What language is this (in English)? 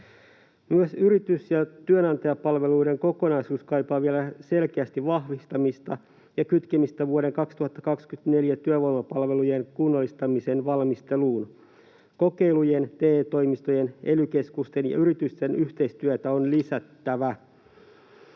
Finnish